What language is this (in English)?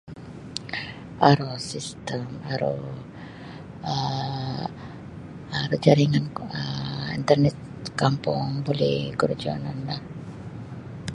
Sabah Bisaya